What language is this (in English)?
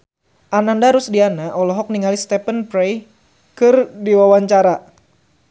Sundanese